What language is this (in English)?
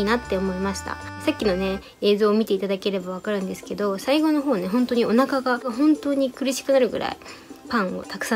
Japanese